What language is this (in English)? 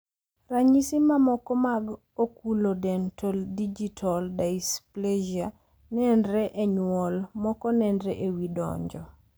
Luo (Kenya and Tanzania)